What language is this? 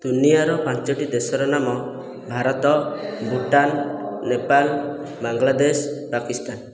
Odia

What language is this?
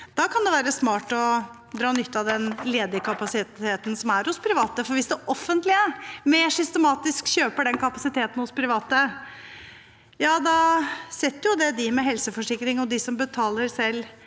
Norwegian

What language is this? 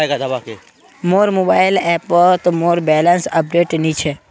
Magahi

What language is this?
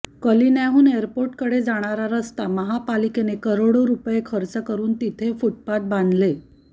Marathi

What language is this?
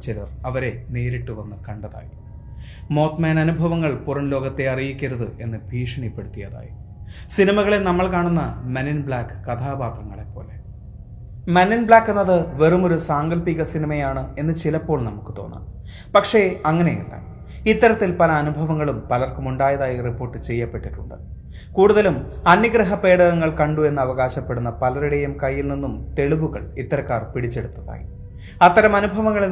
Malayalam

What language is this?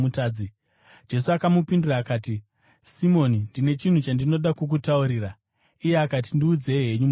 Shona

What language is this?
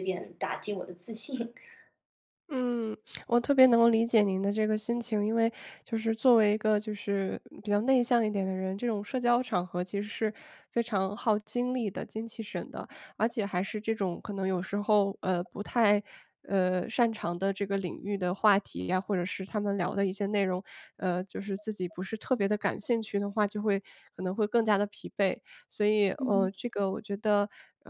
Chinese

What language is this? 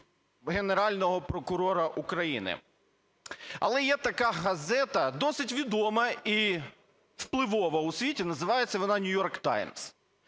Ukrainian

